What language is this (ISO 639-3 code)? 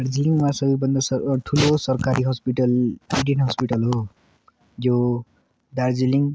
nep